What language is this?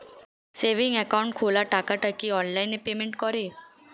Bangla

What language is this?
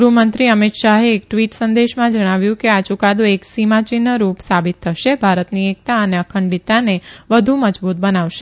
Gujarati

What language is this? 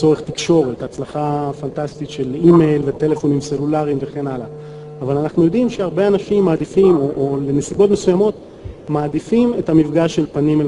Hebrew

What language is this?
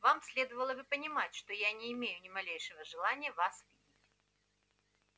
Russian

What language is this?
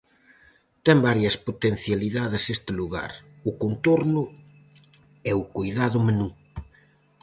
Galician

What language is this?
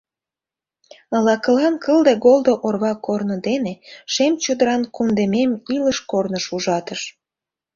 Mari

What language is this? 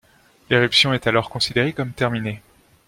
French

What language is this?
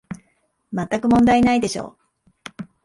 Japanese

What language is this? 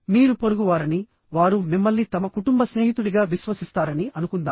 Telugu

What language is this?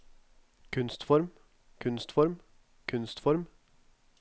Norwegian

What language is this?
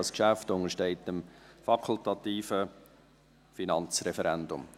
Swiss German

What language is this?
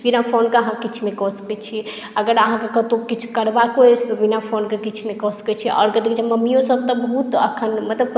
Maithili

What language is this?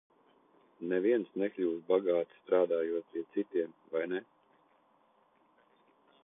Latvian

